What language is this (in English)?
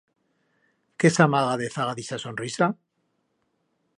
Aragonese